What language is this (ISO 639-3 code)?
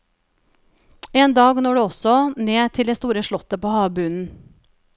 nor